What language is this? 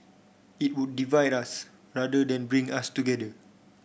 English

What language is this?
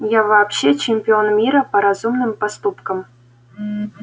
Russian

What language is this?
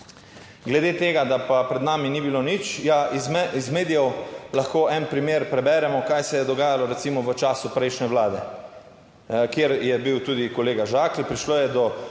Slovenian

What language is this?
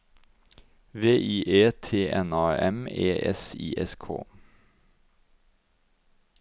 Norwegian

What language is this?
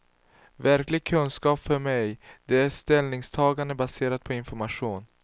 Swedish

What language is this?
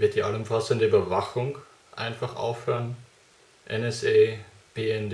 German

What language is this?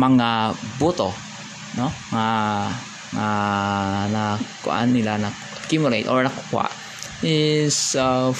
Filipino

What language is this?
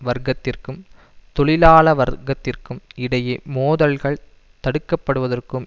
Tamil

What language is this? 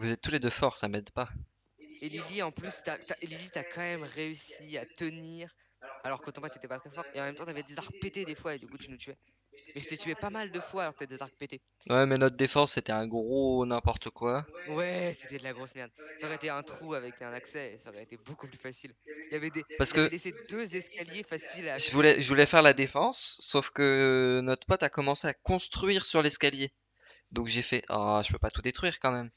French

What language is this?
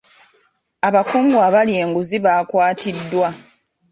Ganda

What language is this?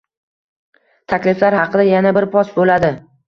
Uzbek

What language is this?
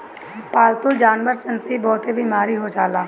Bhojpuri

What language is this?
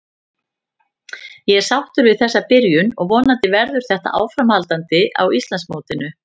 Icelandic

